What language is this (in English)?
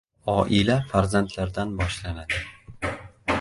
Uzbek